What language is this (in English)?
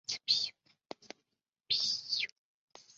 Chinese